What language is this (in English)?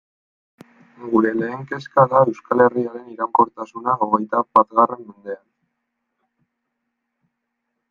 Basque